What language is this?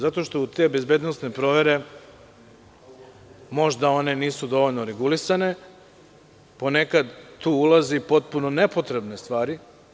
Serbian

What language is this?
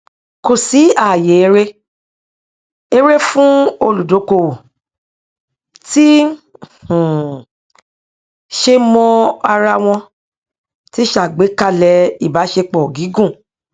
Yoruba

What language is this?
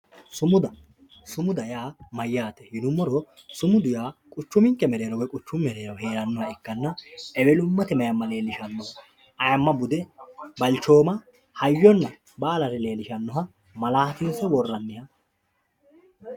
Sidamo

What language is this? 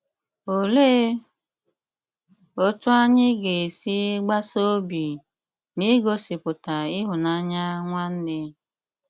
Igbo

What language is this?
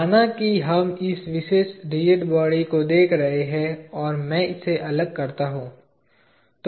Hindi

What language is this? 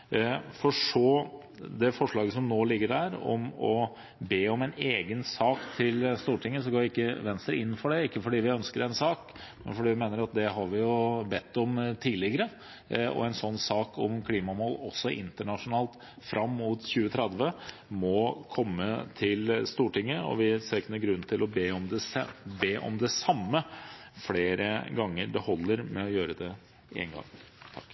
Norwegian Bokmål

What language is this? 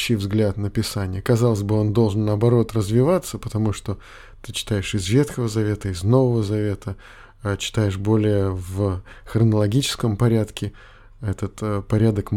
Russian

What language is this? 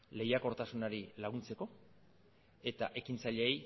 Basque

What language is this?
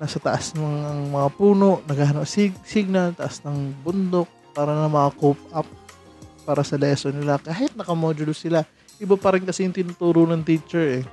Filipino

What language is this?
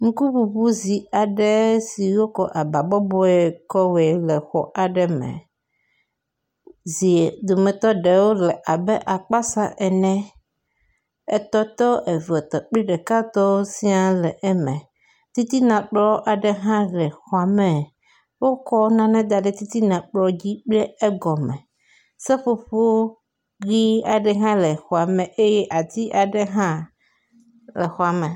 Ewe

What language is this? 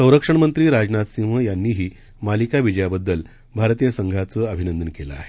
Marathi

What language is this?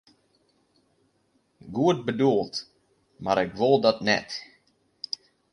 Western Frisian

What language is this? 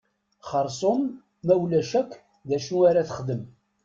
Kabyle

